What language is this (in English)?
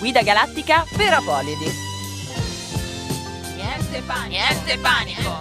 Italian